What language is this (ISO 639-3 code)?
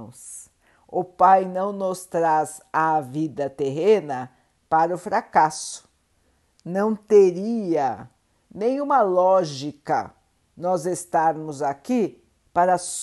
por